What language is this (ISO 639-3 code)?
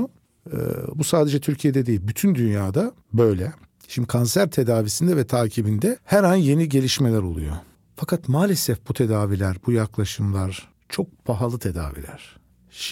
tur